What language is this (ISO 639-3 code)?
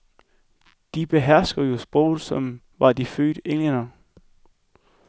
dan